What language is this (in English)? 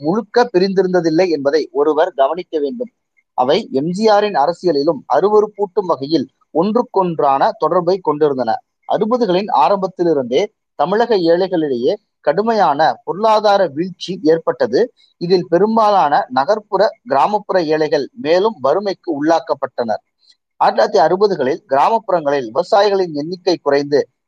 Tamil